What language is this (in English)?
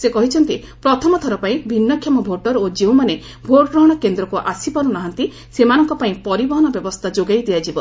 Odia